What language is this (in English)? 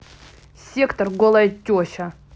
Russian